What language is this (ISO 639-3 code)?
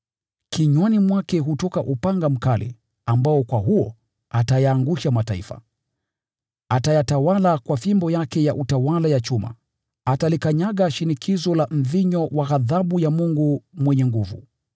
swa